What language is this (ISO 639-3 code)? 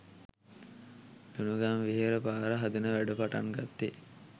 sin